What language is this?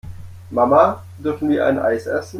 German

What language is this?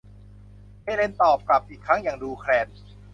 Thai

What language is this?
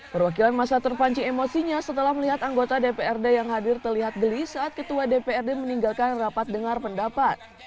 Indonesian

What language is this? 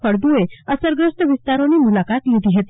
Gujarati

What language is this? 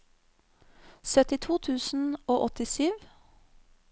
Norwegian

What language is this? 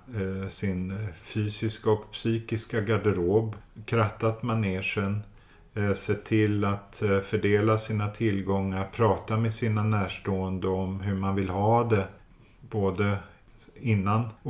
Swedish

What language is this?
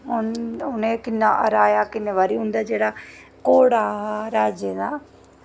Dogri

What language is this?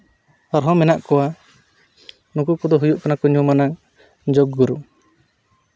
Santali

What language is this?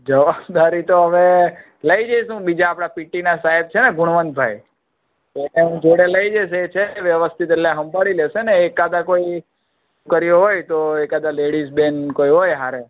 Gujarati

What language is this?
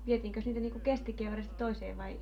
Finnish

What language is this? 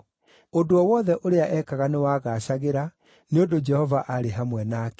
Kikuyu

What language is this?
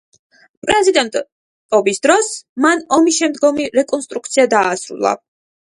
Georgian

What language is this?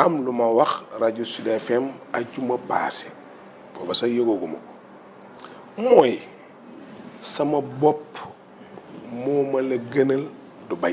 French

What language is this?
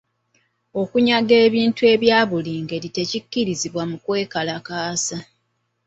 Ganda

